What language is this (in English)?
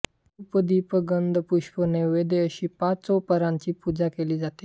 Marathi